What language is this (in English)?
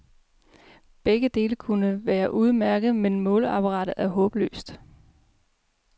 Danish